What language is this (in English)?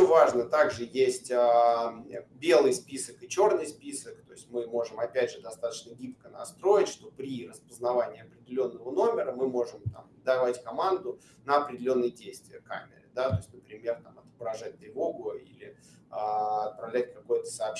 Russian